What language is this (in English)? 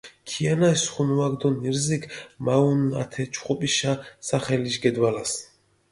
Mingrelian